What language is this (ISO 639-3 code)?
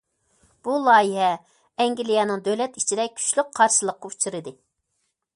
uig